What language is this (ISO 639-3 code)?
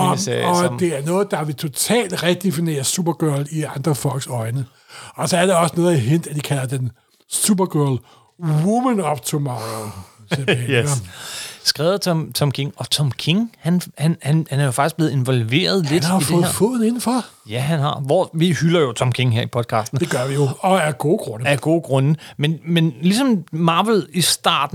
dan